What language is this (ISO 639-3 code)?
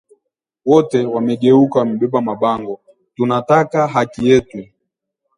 swa